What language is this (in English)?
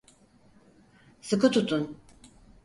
Turkish